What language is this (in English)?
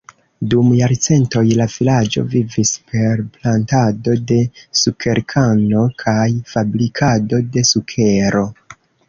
Esperanto